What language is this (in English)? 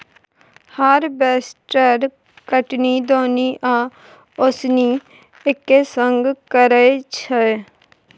Maithili